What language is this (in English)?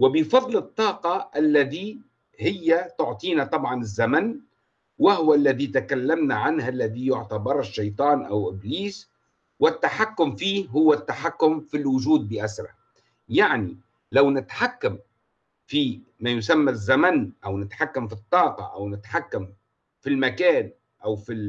Arabic